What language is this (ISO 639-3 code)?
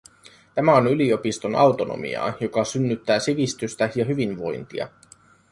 fin